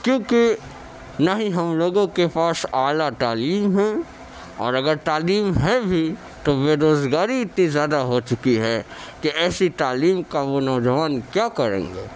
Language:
Urdu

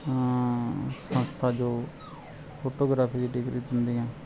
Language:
Punjabi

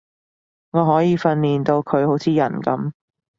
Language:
Cantonese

